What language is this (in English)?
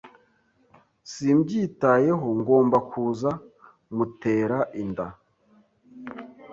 Kinyarwanda